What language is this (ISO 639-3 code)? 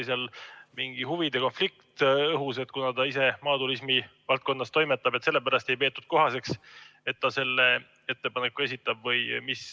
est